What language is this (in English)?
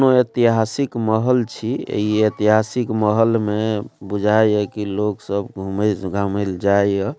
Maithili